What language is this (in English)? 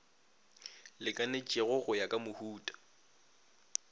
Northern Sotho